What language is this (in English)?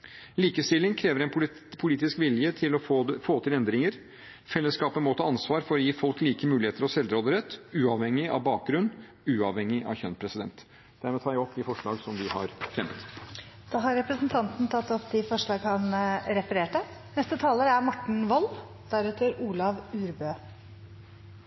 Norwegian